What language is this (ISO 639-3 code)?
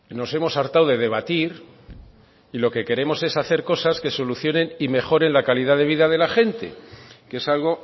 spa